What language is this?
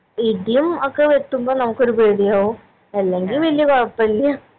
Malayalam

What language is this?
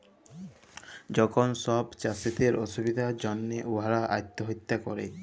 Bangla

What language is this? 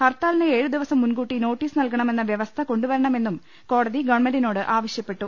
Malayalam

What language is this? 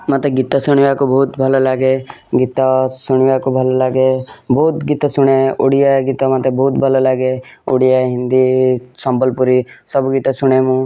Odia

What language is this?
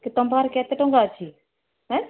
Odia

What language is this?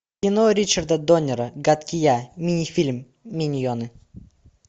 Russian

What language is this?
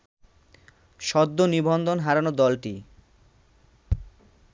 Bangla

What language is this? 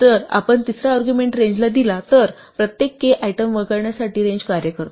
Marathi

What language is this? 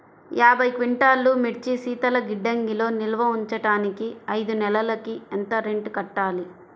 Telugu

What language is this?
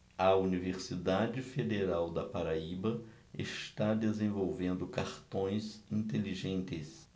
Portuguese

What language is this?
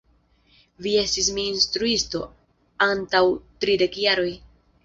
Esperanto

